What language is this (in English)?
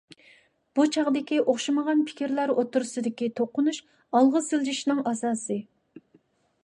Uyghur